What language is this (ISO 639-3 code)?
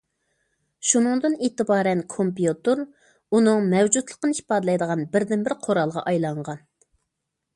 uig